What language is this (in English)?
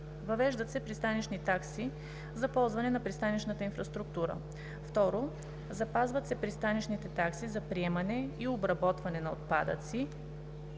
Bulgarian